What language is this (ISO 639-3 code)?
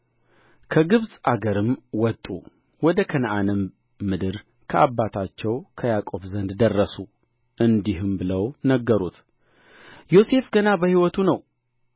amh